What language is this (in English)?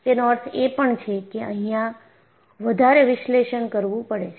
Gujarati